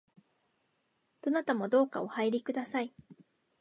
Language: Japanese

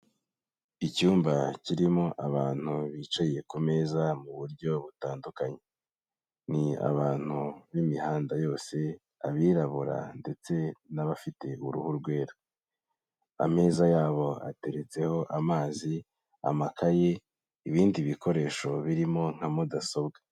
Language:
Kinyarwanda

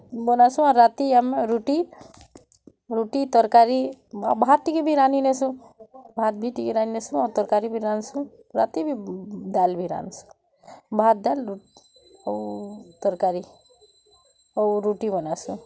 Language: Odia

